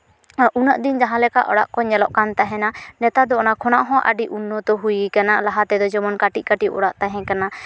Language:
Santali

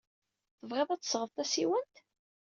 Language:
Kabyle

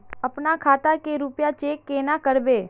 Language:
Magahi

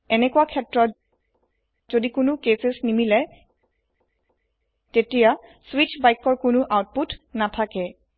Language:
Assamese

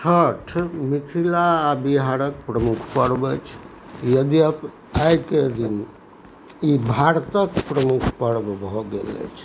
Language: Maithili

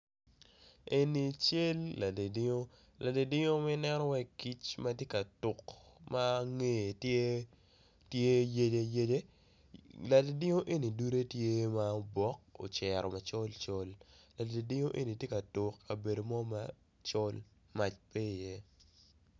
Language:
Acoli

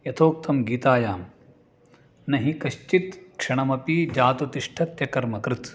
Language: Sanskrit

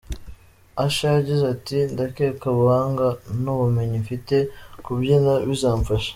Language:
Kinyarwanda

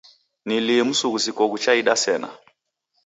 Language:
Taita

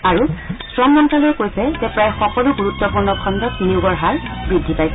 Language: Assamese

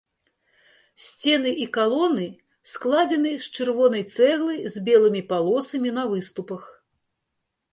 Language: Belarusian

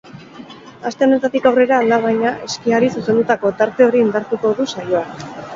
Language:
Basque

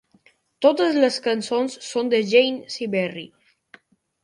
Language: Catalan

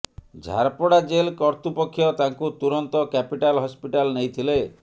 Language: Odia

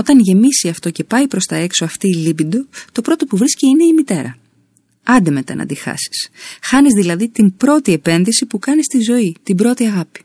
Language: Greek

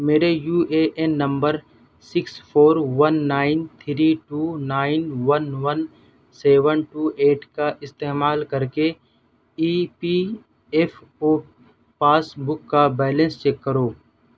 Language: Urdu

